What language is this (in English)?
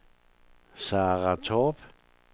Danish